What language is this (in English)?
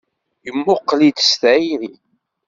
Kabyle